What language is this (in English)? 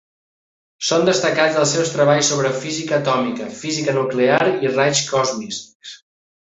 Catalan